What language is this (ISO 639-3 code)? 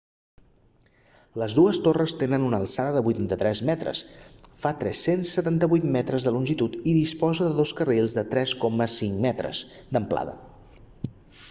cat